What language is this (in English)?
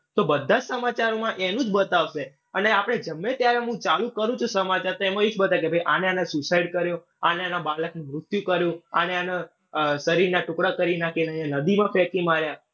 Gujarati